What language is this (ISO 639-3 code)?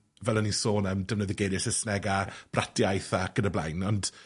cym